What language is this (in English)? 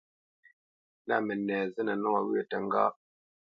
Bamenyam